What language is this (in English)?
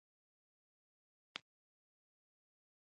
Pashto